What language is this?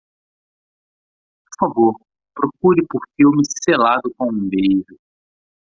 Portuguese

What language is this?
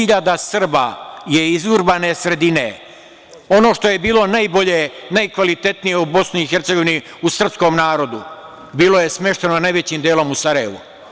Serbian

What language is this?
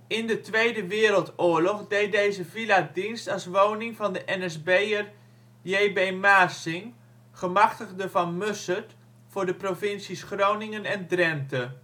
Dutch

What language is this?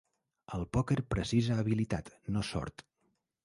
Catalan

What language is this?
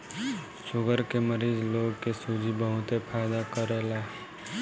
Bhojpuri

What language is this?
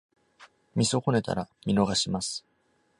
Japanese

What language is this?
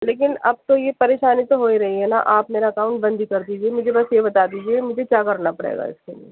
Urdu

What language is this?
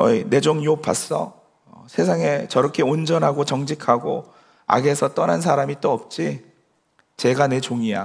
Korean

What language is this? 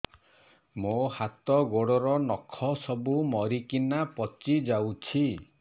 Odia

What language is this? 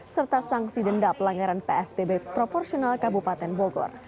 Indonesian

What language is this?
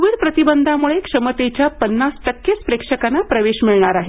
Marathi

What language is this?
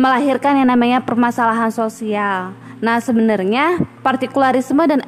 Indonesian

